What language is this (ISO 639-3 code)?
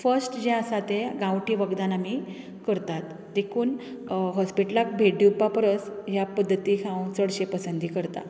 kok